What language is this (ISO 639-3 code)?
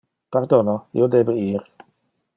ina